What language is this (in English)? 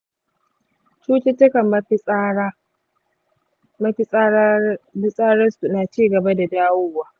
Hausa